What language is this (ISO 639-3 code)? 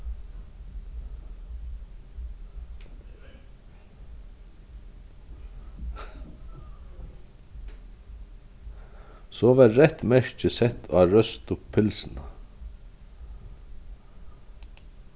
fao